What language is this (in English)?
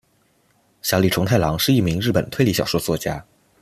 Chinese